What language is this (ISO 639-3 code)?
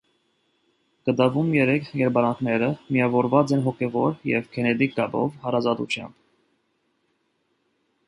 hye